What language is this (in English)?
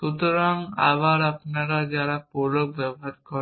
Bangla